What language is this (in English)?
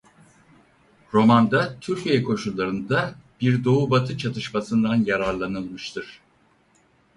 Turkish